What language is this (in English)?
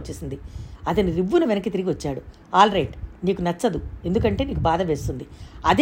Telugu